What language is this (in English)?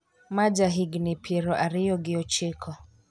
Luo (Kenya and Tanzania)